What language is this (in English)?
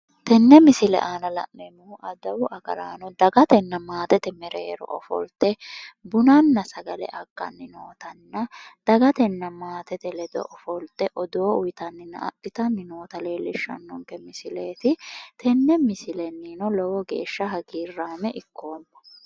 Sidamo